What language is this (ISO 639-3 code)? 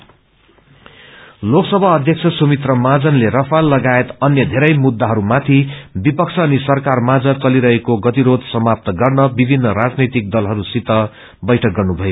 nep